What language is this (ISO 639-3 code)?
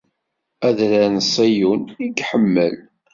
kab